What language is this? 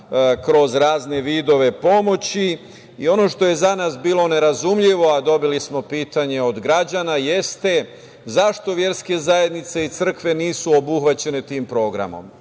Serbian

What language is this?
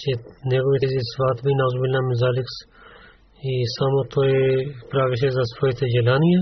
Bulgarian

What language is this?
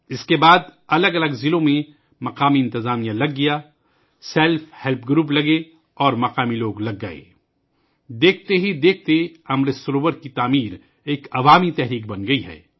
Urdu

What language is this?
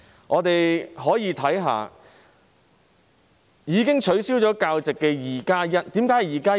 Cantonese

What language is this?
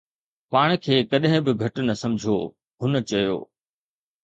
Sindhi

